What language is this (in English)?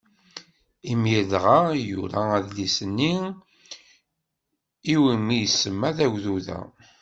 Kabyle